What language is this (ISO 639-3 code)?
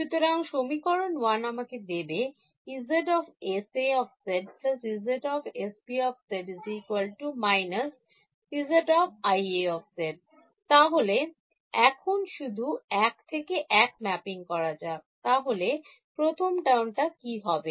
ben